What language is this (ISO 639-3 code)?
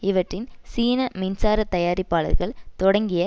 tam